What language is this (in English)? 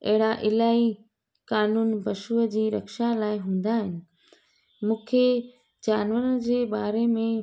Sindhi